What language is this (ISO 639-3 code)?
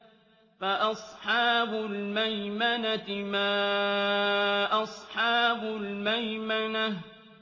ara